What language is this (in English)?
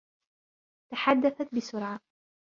Arabic